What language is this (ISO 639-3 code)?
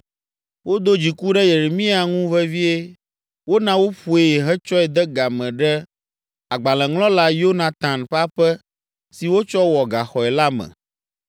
ewe